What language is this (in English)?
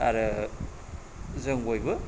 Bodo